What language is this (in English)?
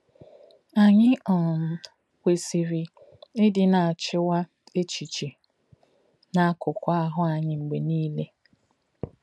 Igbo